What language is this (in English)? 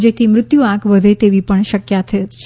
Gujarati